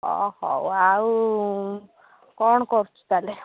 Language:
Odia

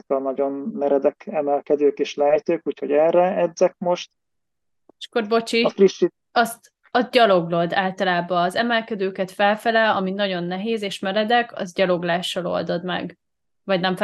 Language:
Hungarian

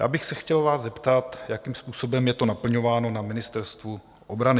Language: Czech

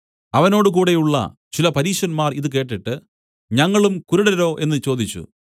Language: Malayalam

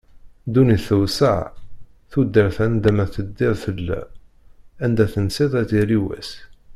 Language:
Kabyle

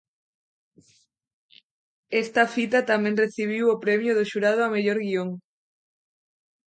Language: Galician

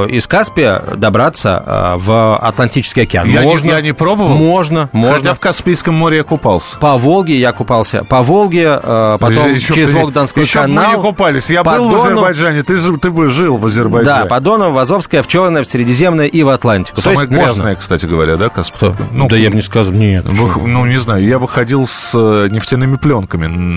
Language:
Russian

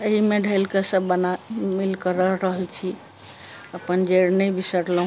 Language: Maithili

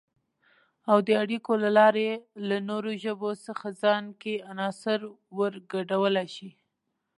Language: Pashto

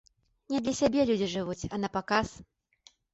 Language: Belarusian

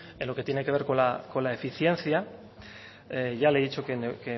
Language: Spanish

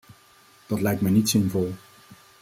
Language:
Dutch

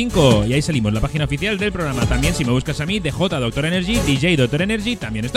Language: Spanish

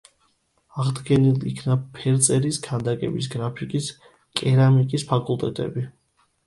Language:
Georgian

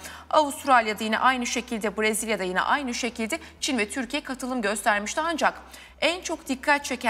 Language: Turkish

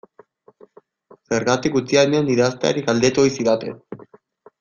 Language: Basque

